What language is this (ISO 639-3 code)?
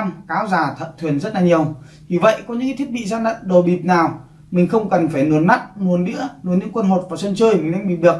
vie